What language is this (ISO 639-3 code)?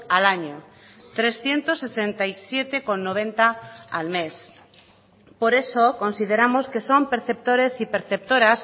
spa